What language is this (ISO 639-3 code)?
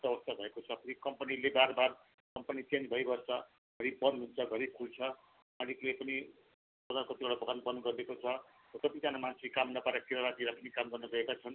nep